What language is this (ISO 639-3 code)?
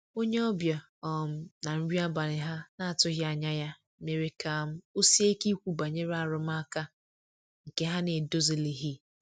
ibo